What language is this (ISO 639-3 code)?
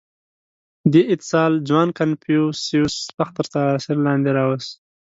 pus